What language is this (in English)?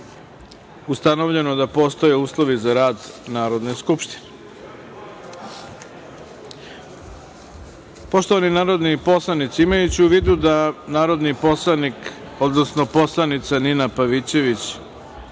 Serbian